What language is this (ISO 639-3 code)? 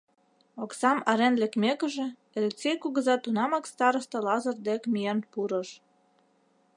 chm